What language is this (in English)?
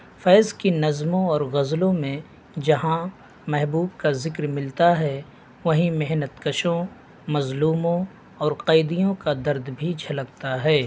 Urdu